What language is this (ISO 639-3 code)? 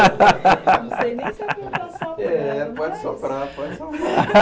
por